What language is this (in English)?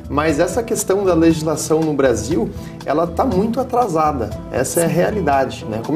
Portuguese